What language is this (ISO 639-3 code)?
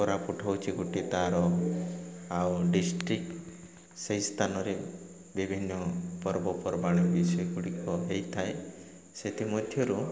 ori